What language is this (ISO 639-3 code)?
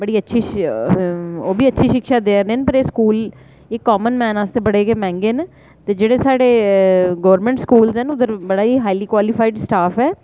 doi